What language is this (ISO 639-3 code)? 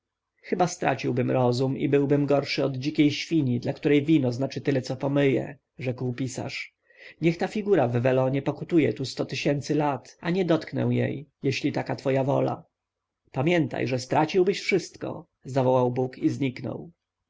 pol